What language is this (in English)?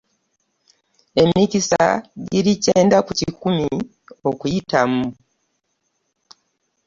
Ganda